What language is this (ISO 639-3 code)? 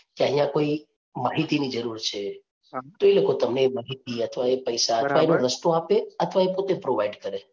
guj